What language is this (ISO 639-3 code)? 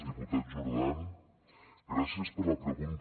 cat